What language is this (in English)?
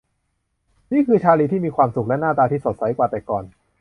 Thai